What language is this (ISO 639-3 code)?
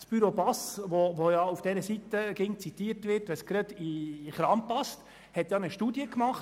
gsw